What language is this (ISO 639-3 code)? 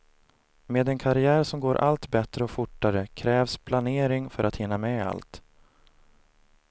swe